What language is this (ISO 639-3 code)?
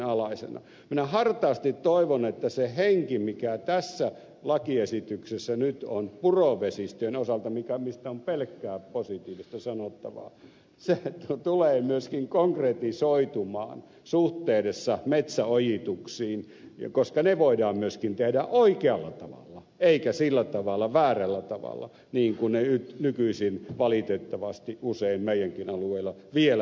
fin